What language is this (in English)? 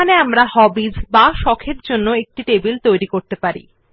Bangla